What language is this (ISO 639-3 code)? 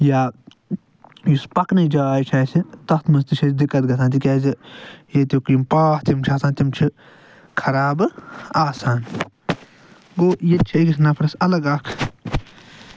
kas